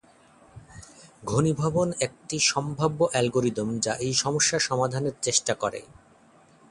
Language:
Bangla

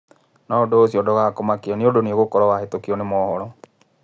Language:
Kikuyu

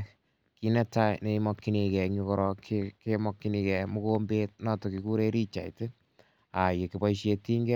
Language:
Kalenjin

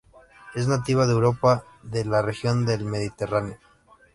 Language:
Spanish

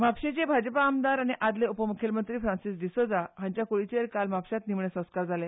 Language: Konkani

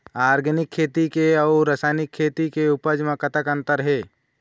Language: Chhattisgarhi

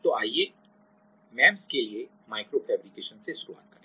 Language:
Hindi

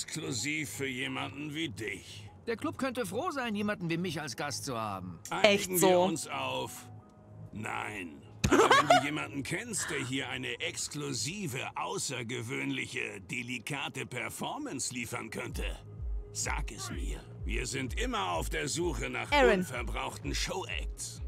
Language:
German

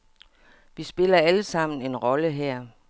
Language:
Danish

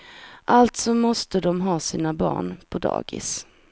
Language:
Swedish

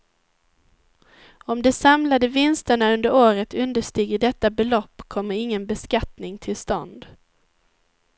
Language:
Swedish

